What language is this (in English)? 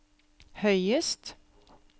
Norwegian